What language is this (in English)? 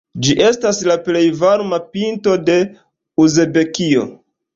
Esperanto